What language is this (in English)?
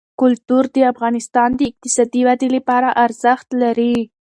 Pashto